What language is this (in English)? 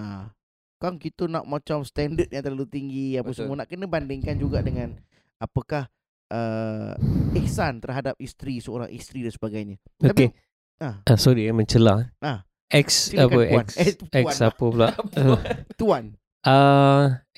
Malay